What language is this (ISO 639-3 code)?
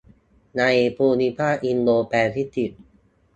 tha